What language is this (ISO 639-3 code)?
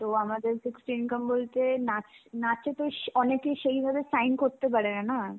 ben